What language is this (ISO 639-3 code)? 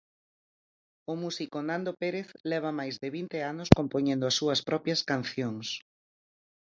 glg